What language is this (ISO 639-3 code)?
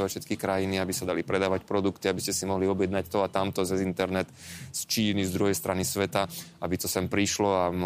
slk